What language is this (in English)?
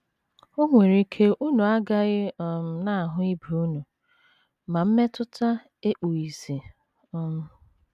Igbo